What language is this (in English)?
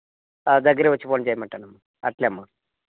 Telugu